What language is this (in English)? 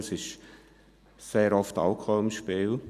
Swiss German